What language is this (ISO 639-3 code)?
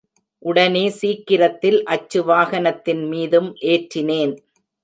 tam